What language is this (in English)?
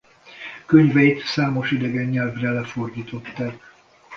Hungarian